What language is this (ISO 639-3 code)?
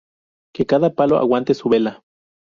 spa